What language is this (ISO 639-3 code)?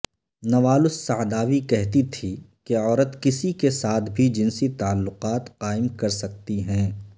urd